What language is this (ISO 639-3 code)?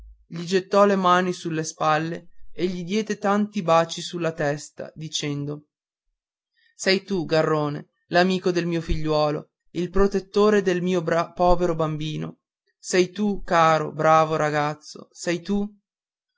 ita